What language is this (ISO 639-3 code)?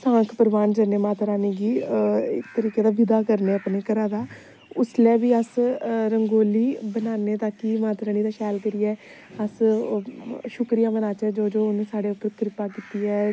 doi